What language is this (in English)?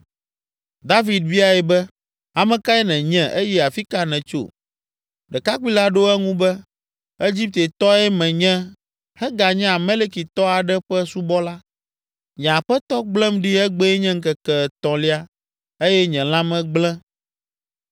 Ewe